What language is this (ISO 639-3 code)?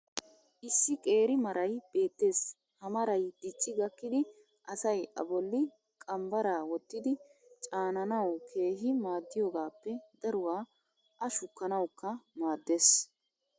wal